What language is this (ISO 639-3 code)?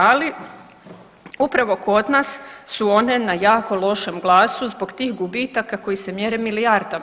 hrv